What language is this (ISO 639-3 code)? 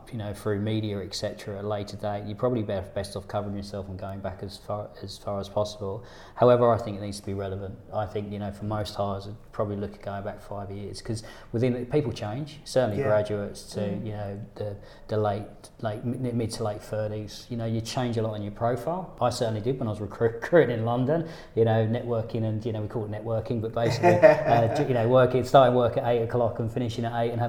eng